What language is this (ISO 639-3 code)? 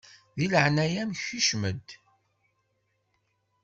kab